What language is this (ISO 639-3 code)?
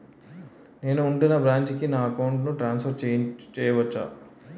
tel